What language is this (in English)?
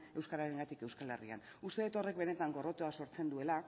Basque